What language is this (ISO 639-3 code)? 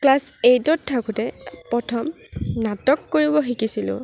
asm